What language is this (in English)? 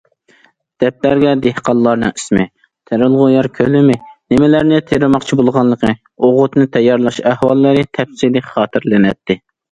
Uyghur